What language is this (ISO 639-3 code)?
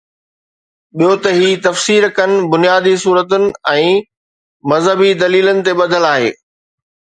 snd